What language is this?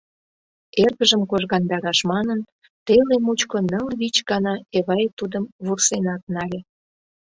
Mari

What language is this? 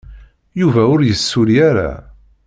Kabyle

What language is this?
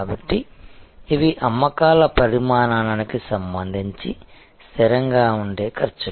Telugu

